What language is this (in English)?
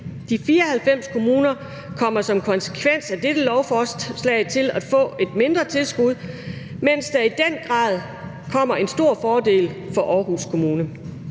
Danish